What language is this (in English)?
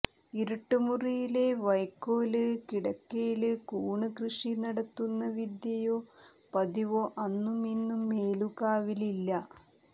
Malayalam